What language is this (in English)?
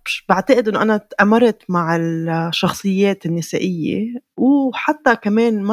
Arabic